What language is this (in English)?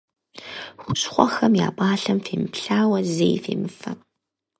Kabardian